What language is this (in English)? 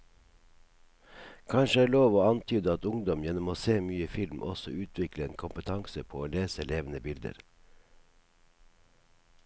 Norwegian